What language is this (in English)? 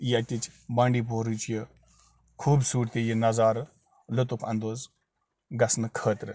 Kashmiri